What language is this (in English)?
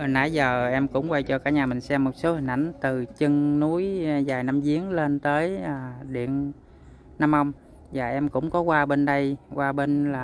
Vietnamese